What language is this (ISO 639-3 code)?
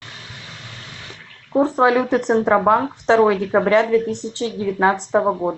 rus